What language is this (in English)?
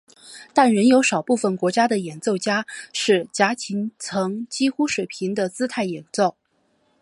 Chinese